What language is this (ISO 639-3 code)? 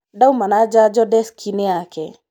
kik